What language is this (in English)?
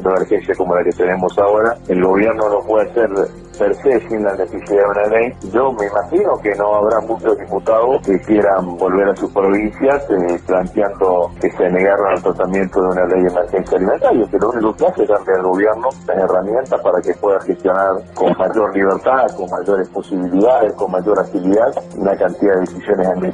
Spanish